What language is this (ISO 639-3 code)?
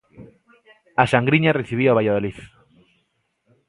glg